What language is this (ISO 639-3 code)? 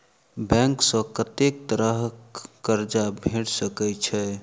mai